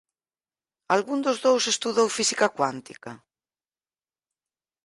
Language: Galician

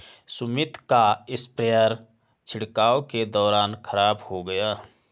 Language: Hindi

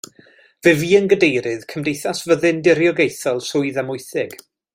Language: Welsh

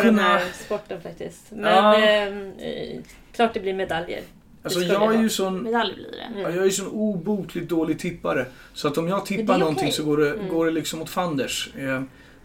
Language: Swedish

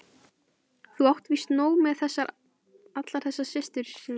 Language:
Icelandic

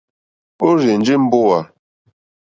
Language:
Mokpwe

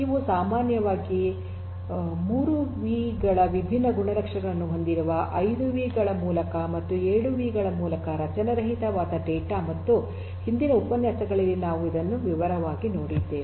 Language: Kannada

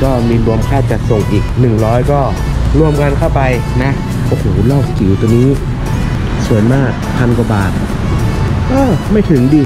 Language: Thai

